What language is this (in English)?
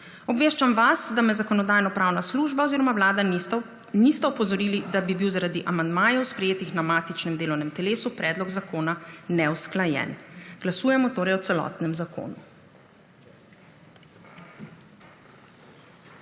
Slovenian